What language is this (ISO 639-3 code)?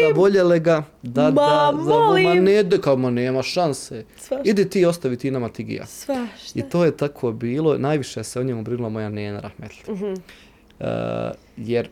hrv